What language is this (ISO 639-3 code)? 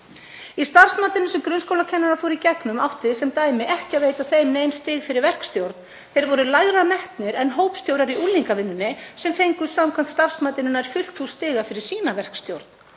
isl